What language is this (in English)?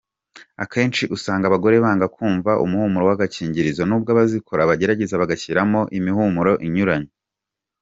Kinyarwanda